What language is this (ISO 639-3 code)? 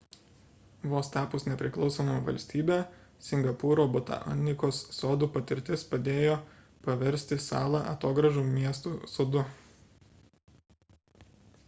lit